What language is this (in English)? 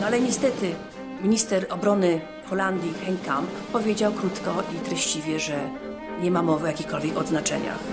Polish